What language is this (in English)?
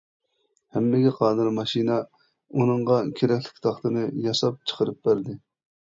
Uyghur